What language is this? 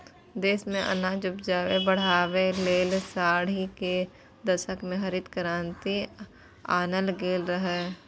Maithili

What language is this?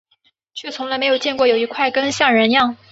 Chinese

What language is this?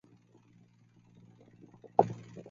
Chinese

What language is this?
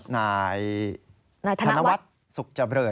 Thai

